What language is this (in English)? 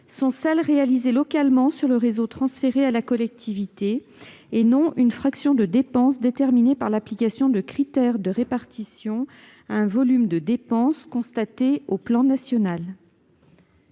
French